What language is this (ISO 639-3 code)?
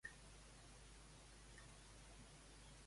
cat